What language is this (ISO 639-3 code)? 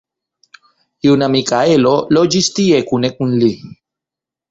epo